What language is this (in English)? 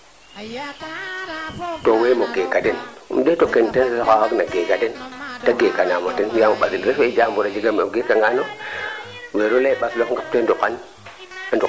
Serer